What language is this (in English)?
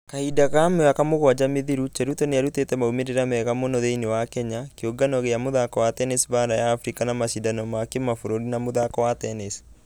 Kikuyu